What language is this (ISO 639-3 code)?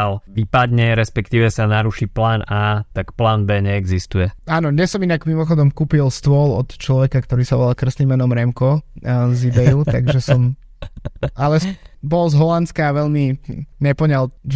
slk